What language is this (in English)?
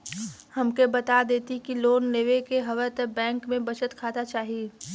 Bhojpuri